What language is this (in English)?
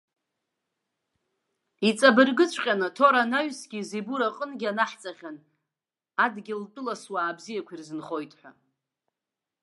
Abkhazian